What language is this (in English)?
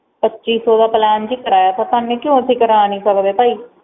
Punjabi